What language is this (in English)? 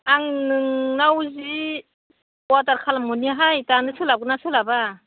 Bodo